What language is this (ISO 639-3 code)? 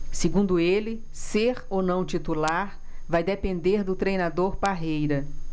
por